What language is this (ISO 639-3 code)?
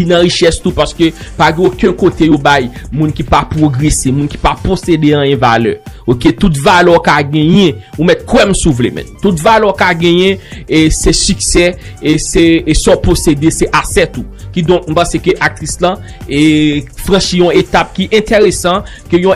fra